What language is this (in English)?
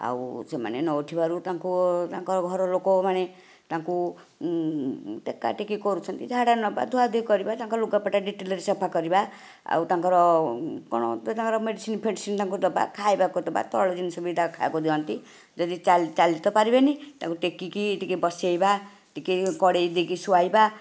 Odia